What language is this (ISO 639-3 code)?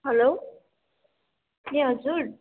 nep